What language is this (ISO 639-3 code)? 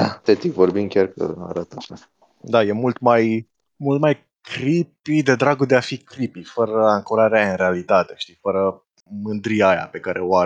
ron